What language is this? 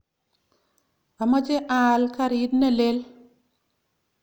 Kalenjin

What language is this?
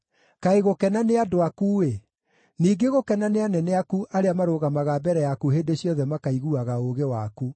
Kikuyu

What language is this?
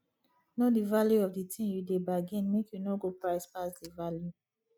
Nigerian Pidgin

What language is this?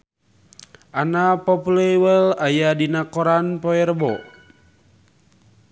Sundanese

